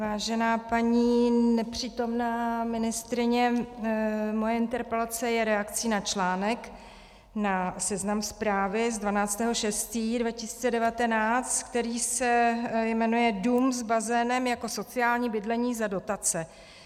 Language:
Czech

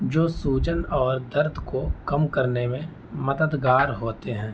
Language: Urdu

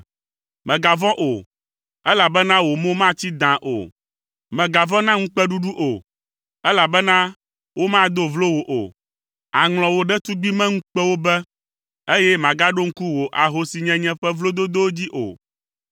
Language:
Ewe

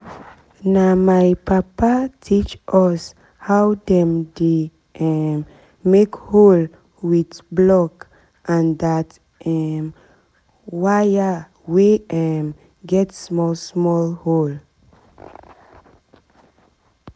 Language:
Nigerian Pidgin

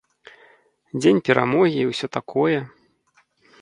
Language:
Belarusian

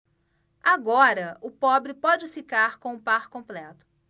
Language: Portuguese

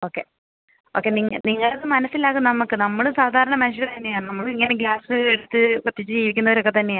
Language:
Malayalam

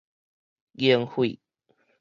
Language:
Min Nan Chinese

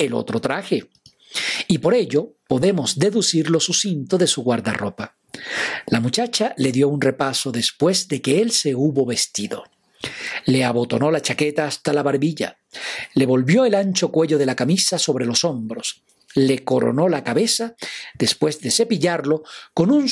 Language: Spanish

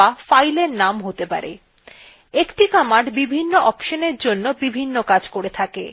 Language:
Bangla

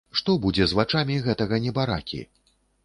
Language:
Belarusian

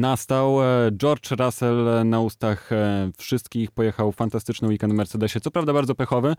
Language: Polish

